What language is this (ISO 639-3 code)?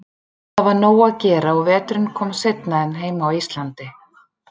isl